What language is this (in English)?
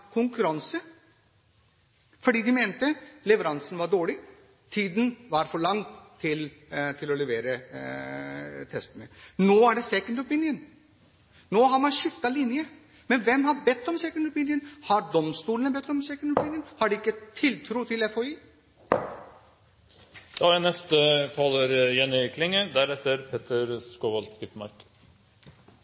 Norwegian Bokmål